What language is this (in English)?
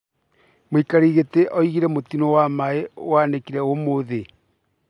Kikuyu